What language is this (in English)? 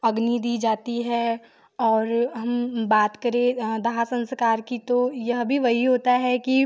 Hindi